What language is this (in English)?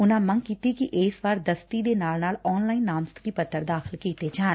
Punjabi